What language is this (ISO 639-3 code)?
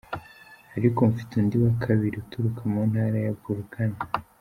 kin